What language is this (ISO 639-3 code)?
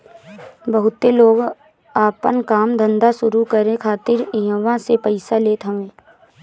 bho